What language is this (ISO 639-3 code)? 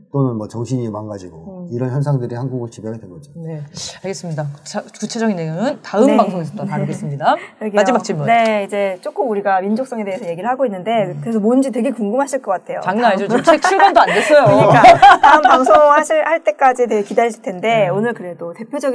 kor